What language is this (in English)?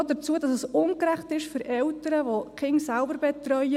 Swiss German